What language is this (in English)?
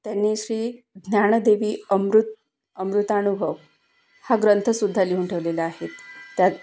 Marathi